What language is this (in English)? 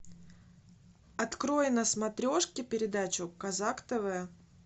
Russian